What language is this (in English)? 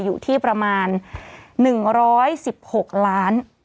Thai